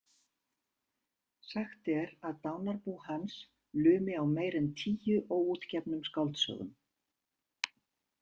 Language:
Icelandic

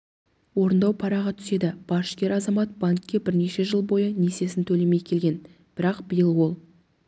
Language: Kazakh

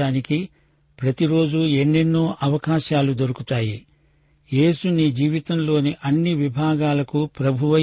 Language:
Telugu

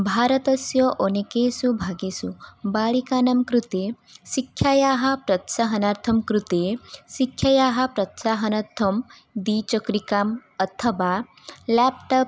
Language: Sanskrit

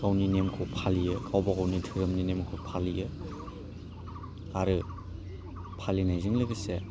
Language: Bodo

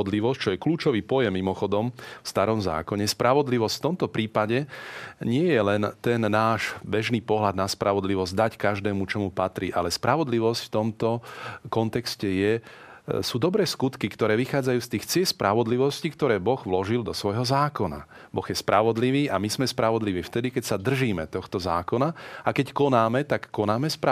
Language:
Slovak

